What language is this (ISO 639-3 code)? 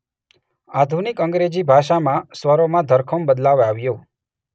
guj